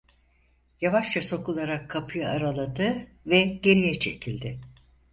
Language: Turkish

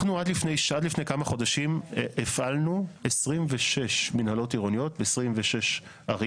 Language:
Hebrew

